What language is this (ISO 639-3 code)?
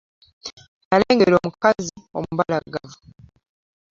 lug